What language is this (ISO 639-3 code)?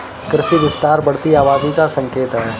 hin